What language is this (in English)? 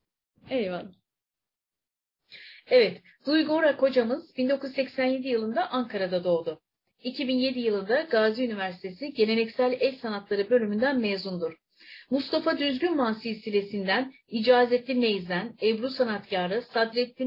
Turkish